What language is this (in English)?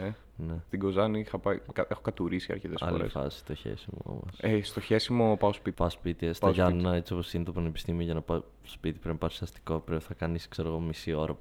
Greek